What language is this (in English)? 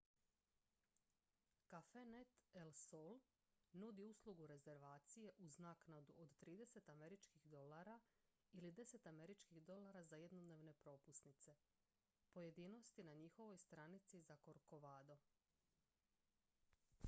Croatian